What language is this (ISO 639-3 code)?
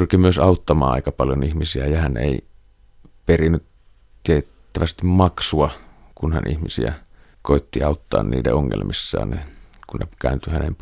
fin